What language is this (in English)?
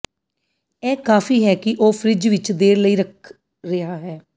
Punjabi